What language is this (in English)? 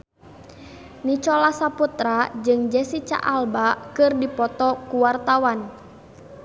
Sundanese